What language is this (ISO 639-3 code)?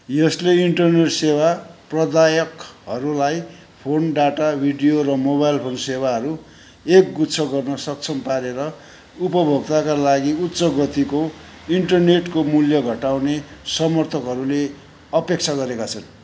nep